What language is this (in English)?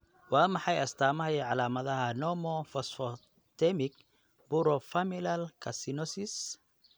Somali